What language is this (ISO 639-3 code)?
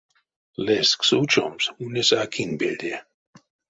myv